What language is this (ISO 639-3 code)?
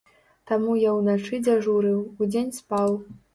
bel